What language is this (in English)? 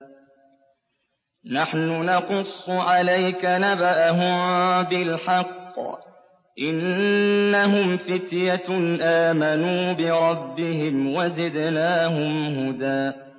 Arabic